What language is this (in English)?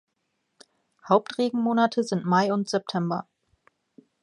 German